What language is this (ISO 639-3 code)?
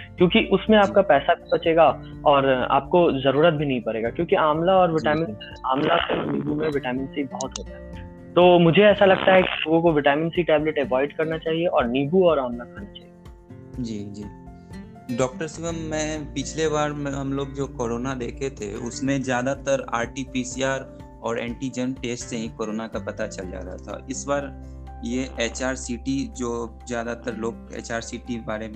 hin